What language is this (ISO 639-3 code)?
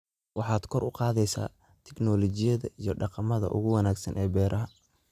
som